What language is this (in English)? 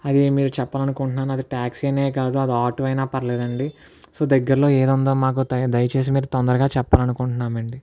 Telugu